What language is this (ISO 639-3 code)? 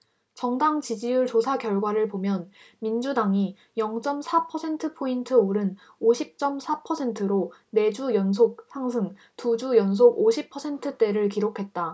kor